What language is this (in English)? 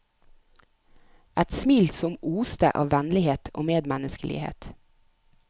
Norwegian